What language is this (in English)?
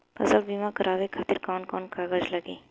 Bhojpuri